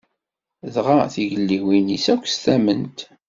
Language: Kabyle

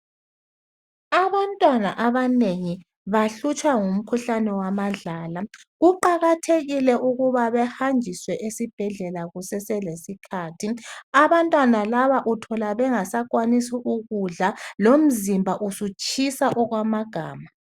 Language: North Ndebele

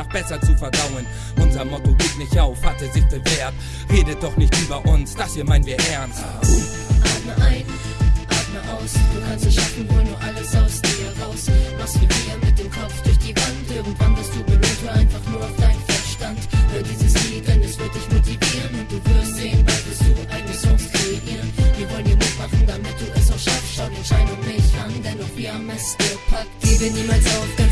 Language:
German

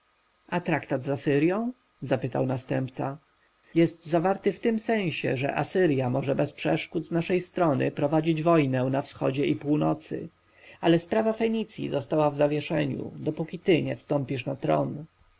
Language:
Polish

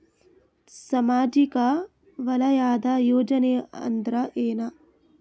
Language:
Kannada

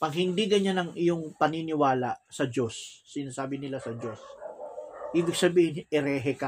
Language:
Filipino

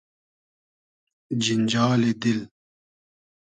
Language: Hazaragi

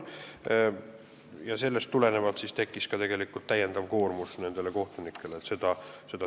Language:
Estonian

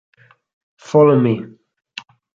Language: Italian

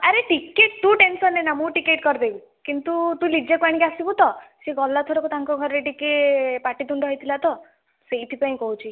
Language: Odia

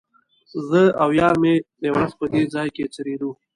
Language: Pashto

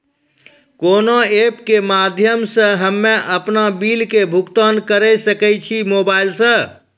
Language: Maithili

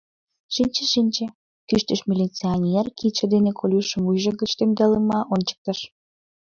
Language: Mari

